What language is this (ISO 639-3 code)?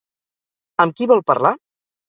cat